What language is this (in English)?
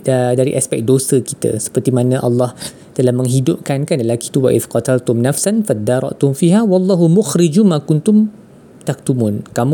Malay